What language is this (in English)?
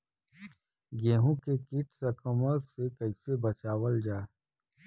Bhojpuri